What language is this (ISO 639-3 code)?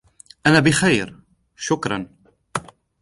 ara